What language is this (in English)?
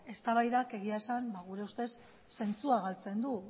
Basque